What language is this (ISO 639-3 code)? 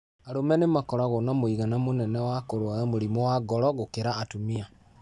kik